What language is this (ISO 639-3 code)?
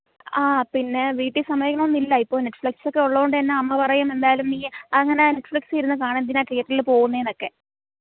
mal